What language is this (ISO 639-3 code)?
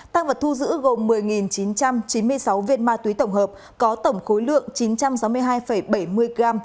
vie